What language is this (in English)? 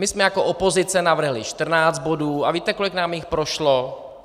Czech